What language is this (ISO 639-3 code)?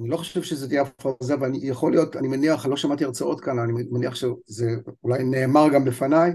heb